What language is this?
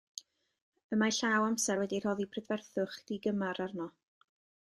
Welsh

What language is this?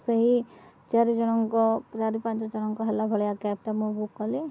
Odia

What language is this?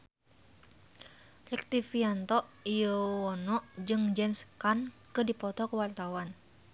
Sundanese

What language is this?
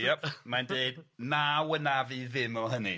Welsh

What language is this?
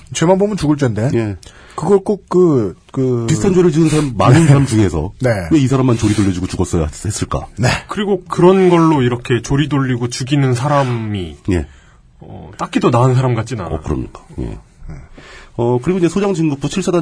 Korean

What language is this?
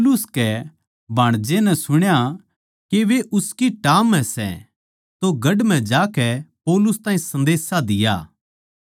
Haryanvi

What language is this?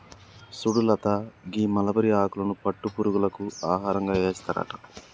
Telugu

